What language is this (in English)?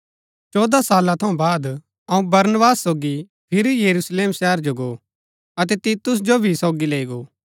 Gaddi